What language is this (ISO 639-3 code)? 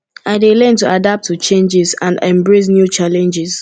pcm